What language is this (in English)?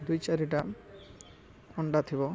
Odia